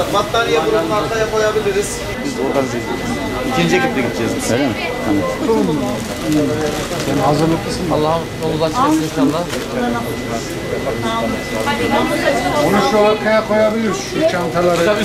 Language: Turkish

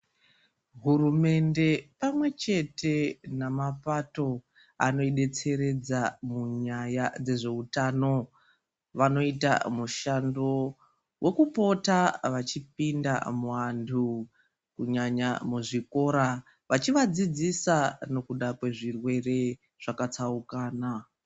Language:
Ndau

